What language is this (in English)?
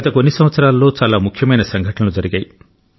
Telugu